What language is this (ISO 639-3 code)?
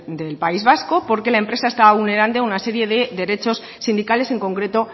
spa